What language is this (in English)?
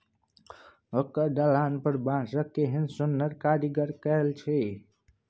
Maithili